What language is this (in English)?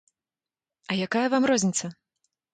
Belarusian